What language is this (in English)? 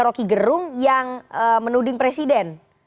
Indonesian